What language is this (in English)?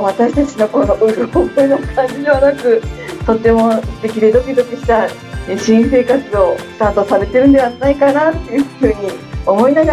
Japanese